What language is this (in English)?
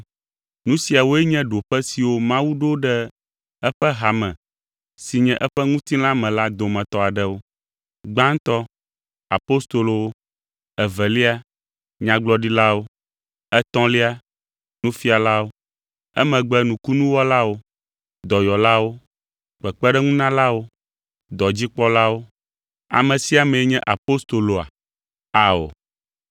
Ewe